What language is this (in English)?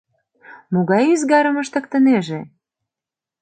Mari